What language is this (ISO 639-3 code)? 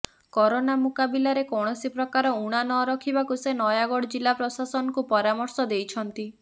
ori